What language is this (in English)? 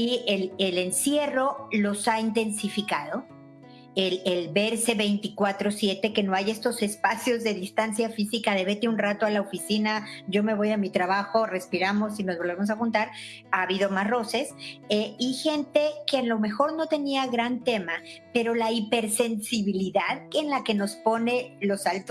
Spanish